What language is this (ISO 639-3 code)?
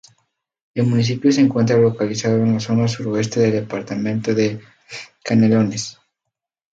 spa